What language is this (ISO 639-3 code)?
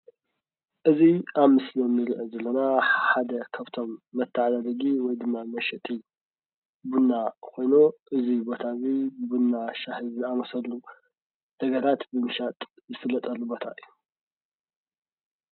tir